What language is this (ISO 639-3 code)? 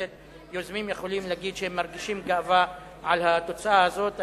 heb